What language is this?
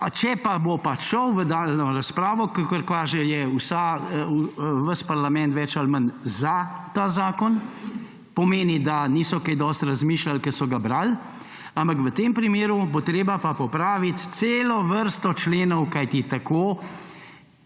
Slovenian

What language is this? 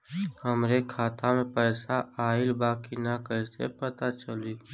Bhojpuri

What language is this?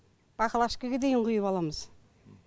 Kazakh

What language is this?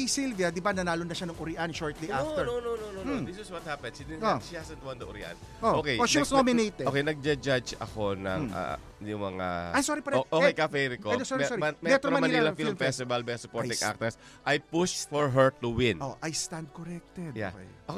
Filipino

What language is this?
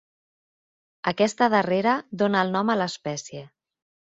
Catalan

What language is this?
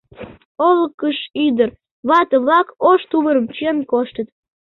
Mari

